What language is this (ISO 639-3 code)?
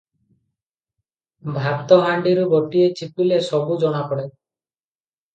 ori